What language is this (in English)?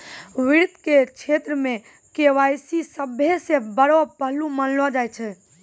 Maithili